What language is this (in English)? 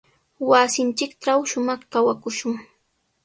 Sihuas Ancash Quechua